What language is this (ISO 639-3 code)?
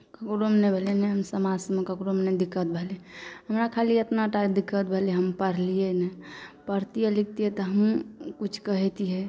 mai